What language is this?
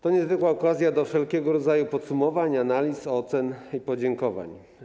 Polish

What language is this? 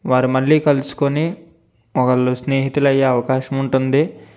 Telugu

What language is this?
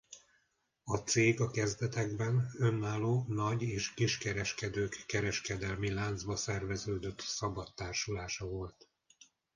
Hungarian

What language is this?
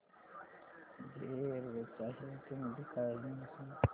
Marathi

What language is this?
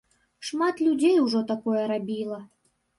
Belarusian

